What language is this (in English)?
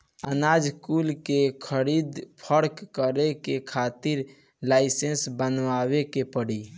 Bhojpuri